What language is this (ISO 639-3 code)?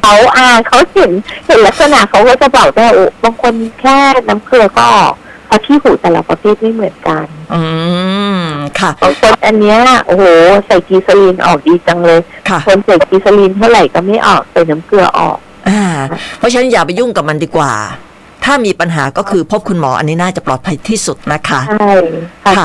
tha